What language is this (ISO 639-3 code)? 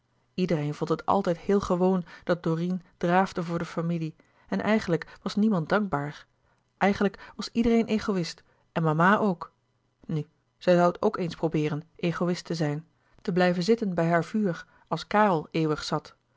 nld